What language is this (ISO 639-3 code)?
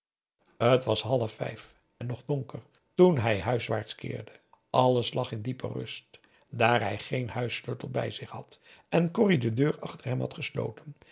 nld